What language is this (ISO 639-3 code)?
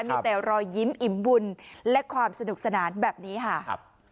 tha